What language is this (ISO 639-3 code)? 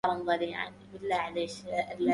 ara